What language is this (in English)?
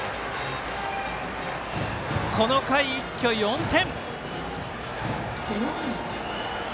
Japanese